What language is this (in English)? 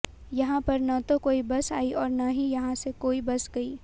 Hindi